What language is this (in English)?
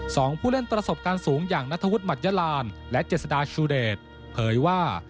Thai